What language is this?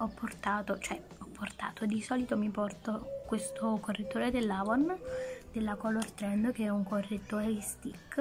Italian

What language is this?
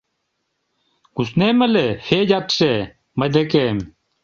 Mari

